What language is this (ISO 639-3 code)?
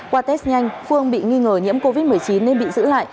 vie